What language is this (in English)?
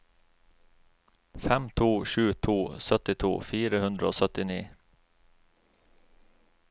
Norwegian